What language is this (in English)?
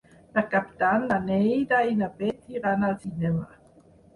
Catalan